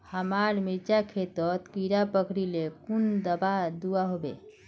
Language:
Magahi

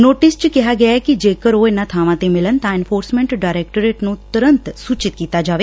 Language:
Punjabi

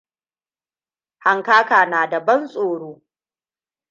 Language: Hausa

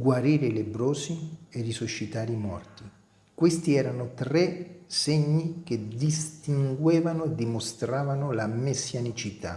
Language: Italian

